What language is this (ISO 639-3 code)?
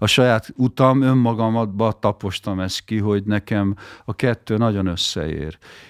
hun